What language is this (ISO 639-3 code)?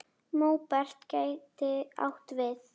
isl